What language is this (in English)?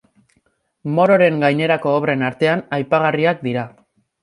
Basque